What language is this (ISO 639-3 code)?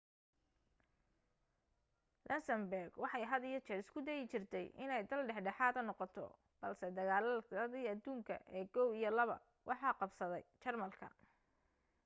som